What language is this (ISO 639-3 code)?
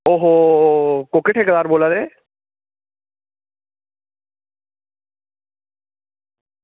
doi